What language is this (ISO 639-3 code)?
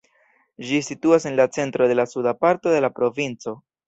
epo